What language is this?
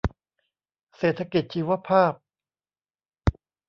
Thai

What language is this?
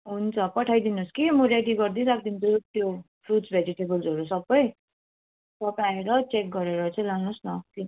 Nepali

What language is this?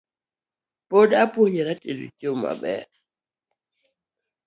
Luo (Kenya and Tanzania)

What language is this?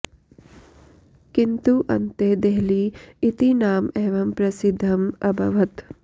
Sanskrit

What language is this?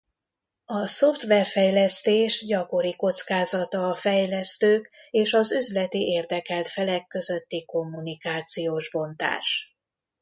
Hungarian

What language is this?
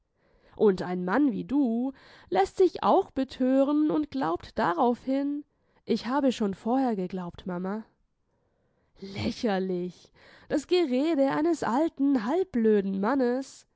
German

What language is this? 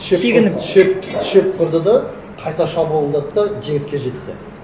Kazakh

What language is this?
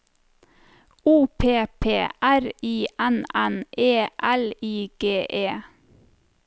Norwegian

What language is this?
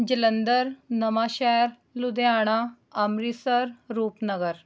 Punjabi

